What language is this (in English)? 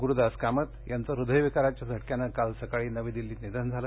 Marathi